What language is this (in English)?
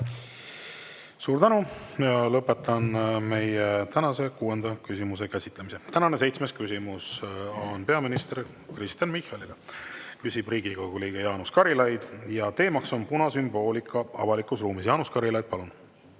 Estonian